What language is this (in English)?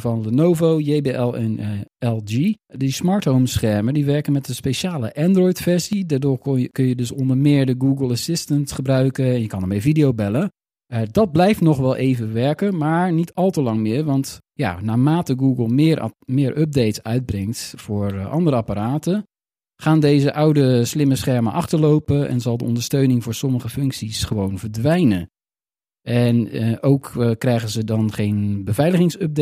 Dutch